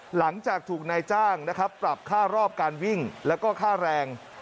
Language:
Thai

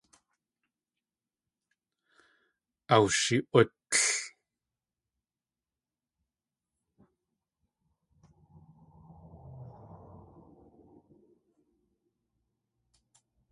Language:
Tlingit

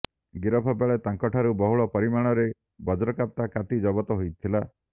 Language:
Odia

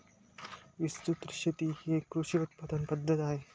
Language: Marathi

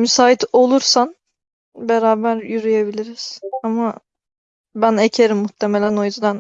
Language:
Turkish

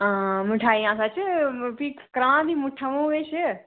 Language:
Dogri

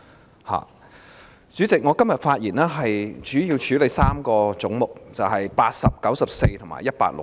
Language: Cantonese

